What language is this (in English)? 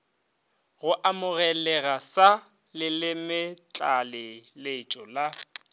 Northern Sotho